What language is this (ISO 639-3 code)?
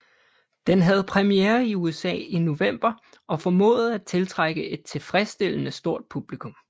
dan